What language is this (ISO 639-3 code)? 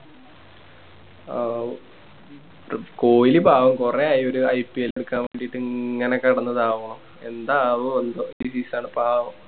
mal